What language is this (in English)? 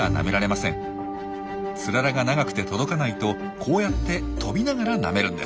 Japanese